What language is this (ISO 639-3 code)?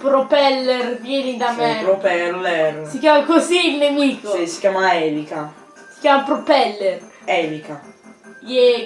ita